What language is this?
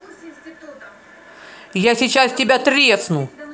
Russian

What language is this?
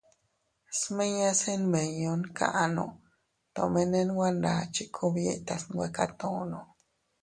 Teutila Cuicatec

